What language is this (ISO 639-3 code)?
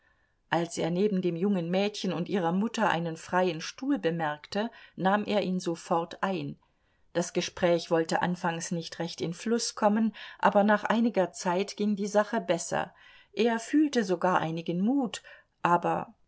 deu